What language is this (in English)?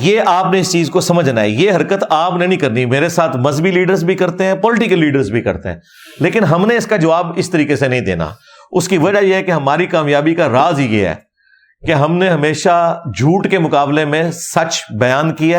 Urdu